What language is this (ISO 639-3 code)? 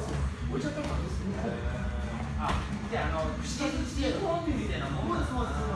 jpn